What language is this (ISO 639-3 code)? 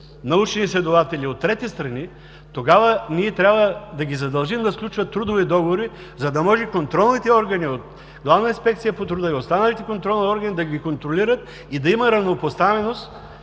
bul